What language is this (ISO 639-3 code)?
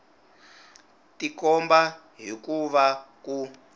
tso